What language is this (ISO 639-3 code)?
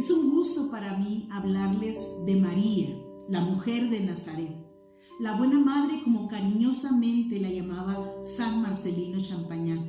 spa